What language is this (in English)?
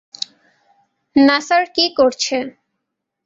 Bangla